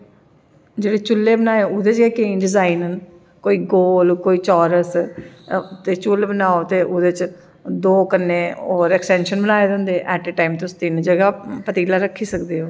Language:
Dogri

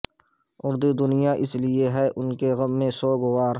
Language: Urdu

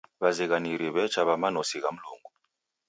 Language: Taita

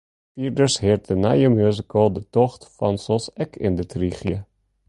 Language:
Western Frisian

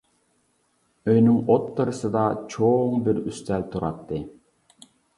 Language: Uyghur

